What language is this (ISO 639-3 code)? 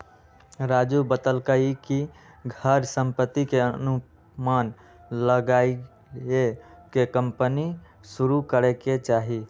mag